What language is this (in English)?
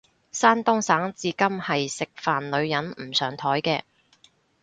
Cantonese